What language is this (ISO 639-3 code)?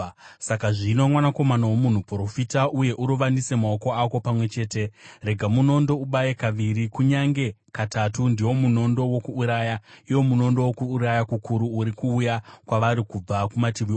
sna